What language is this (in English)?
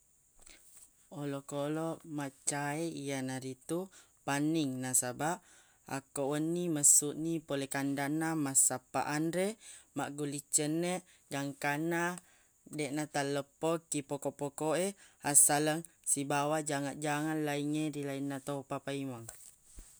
Buginese